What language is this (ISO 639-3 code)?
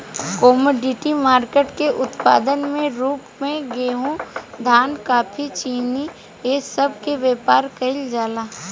bho